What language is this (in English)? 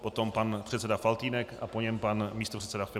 Czech